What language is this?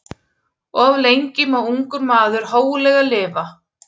Icelandic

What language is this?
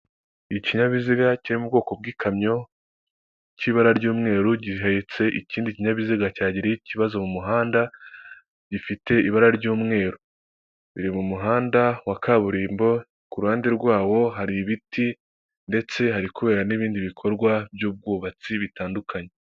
Kinyarwanda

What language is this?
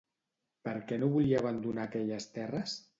Catalan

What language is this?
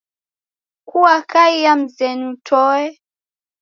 Taita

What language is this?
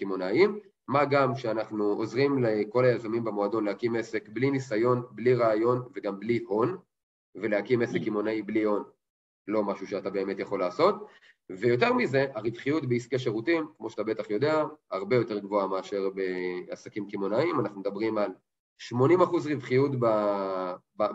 Hebrew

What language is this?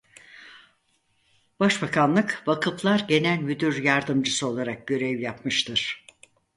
Turkish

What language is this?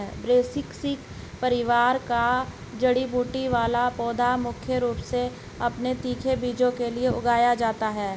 Hindi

